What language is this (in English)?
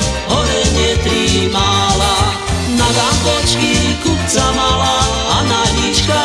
Slovak